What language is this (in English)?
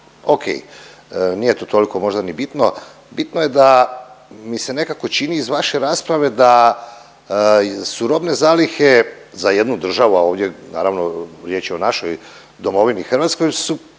Croatian